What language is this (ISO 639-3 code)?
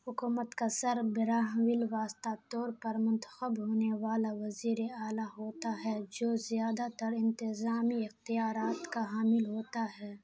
urd